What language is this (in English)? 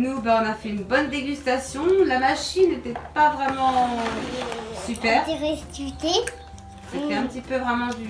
French